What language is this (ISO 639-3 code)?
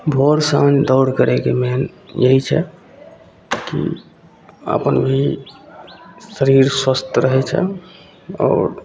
mai